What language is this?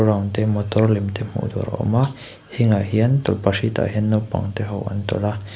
Mizo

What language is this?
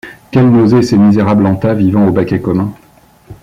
French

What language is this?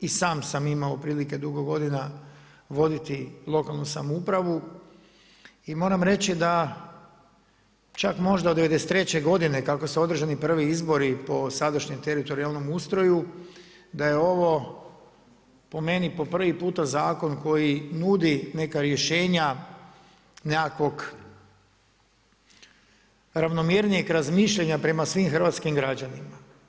Croatian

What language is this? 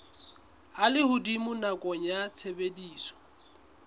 Southern Sotho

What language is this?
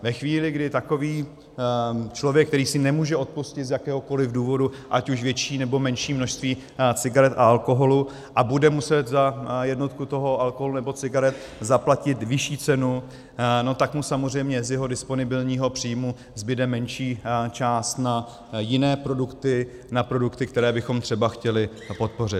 Czech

